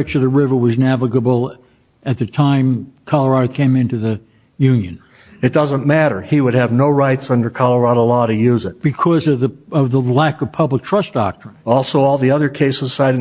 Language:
English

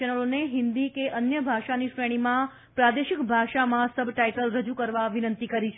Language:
Gujarati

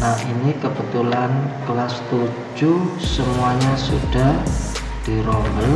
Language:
Indonesian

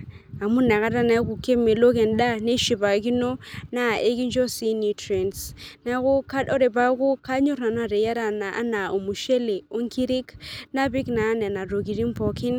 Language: Masai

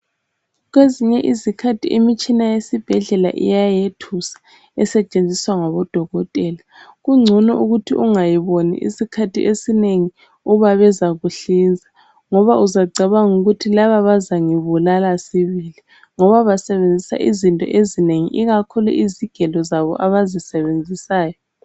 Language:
North Ndebele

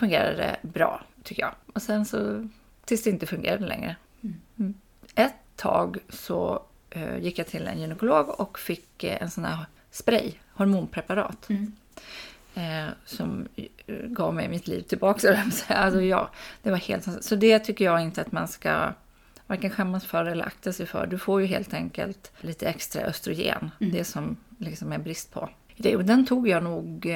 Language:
Swedish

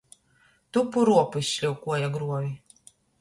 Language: Latgalian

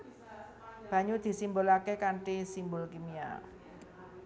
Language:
Javanese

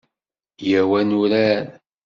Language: Kabyle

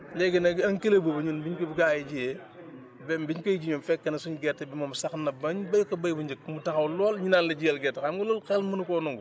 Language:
Wolof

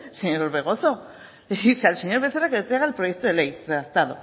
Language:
Spanish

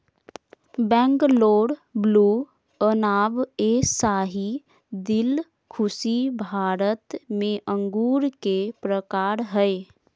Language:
Magahi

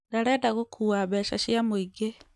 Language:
Kikuyu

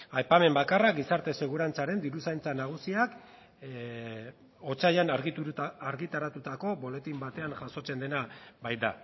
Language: Basque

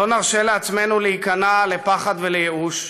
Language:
Hebrew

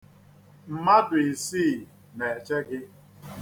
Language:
Igbo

